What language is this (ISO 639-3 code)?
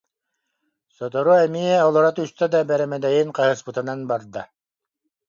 sah